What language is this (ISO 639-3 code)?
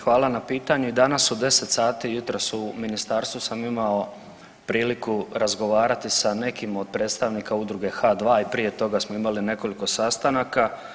hrv